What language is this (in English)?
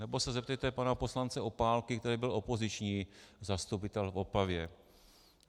Czech